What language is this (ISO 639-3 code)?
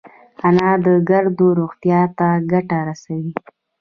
pus